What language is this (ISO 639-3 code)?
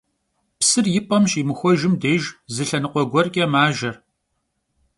kbd